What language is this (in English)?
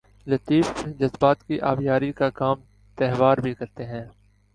Urdu